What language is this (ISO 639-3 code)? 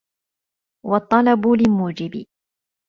ara